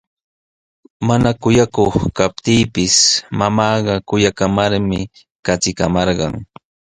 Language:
Sihuas Ancash Quechua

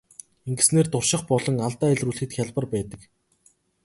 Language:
Mongolian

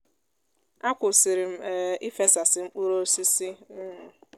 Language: Igbo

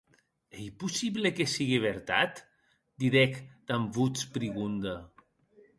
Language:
Occitan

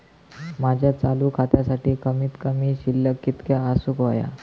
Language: Marathi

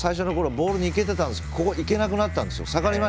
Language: Japanese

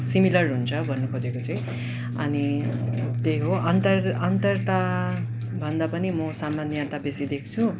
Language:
Nepali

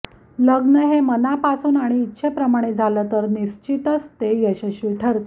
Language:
Marathi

